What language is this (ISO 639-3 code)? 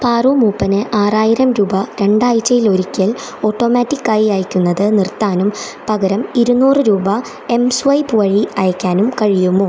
mal